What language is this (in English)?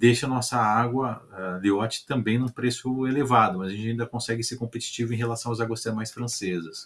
Portuguese